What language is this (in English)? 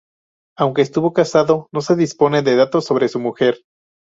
Spanish